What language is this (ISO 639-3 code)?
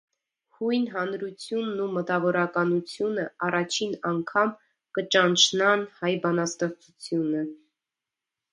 hye